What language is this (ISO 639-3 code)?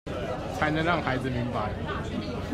zho